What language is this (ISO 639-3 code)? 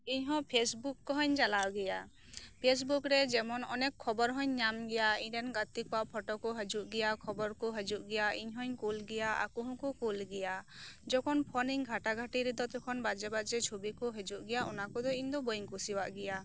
sat